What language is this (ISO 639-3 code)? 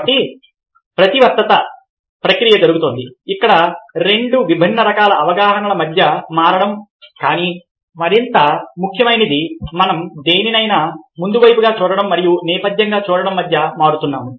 tel